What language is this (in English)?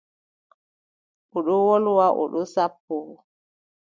Adamawa Fulfulde